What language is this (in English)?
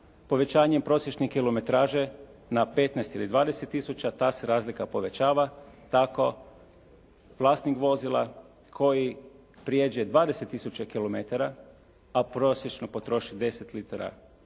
Croatian